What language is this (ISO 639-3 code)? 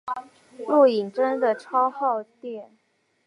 zho